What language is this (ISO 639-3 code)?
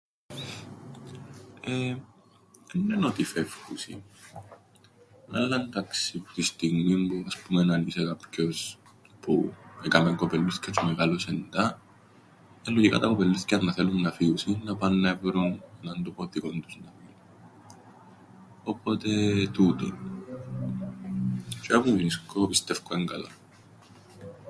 ell